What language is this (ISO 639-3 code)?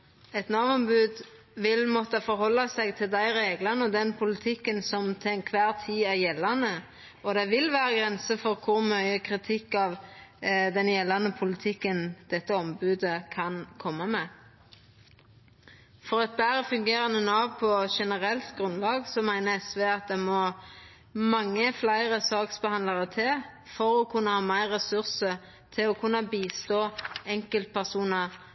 nno